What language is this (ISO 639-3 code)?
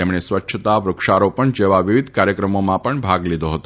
guj